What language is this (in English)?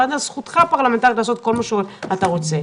Hebrew